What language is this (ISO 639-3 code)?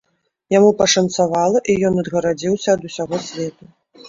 bel